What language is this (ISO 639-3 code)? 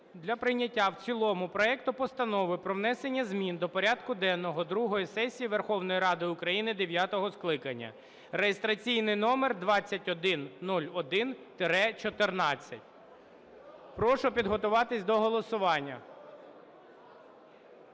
ukr